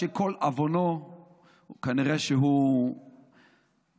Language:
Hebrew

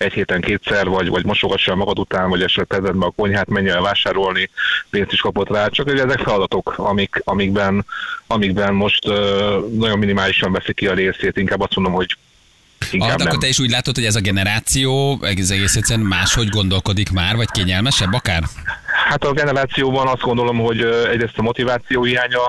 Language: Hungarian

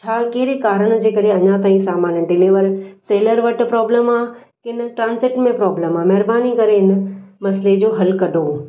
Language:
Sindhi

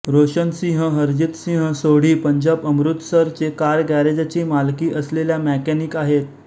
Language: Marathi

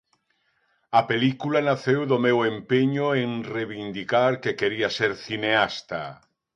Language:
Galician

